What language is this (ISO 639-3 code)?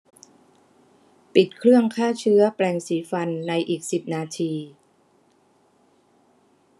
tha